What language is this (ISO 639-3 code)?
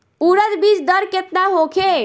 bho